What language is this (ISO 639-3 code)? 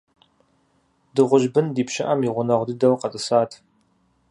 kbd